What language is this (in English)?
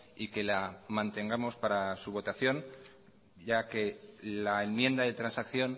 Spanish